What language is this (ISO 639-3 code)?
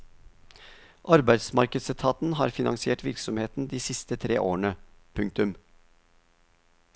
nor